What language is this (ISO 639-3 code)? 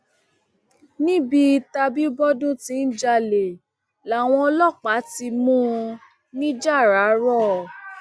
yor